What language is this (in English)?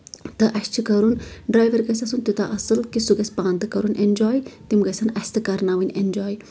Kashmiri